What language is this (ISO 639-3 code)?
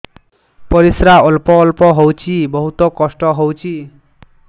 ori